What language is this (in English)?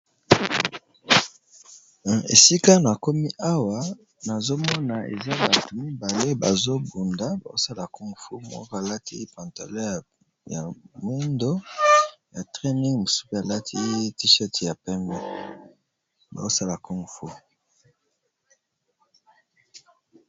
Lingala